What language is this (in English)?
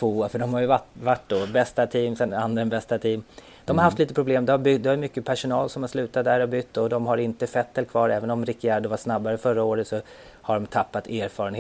Swedish